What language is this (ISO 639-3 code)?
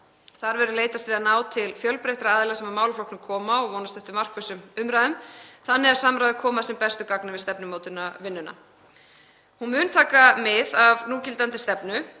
isl